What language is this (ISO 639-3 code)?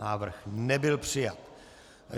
ces